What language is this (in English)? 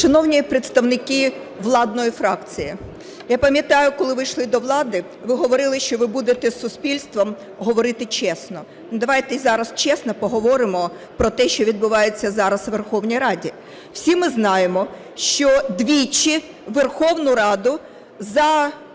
Ukrainian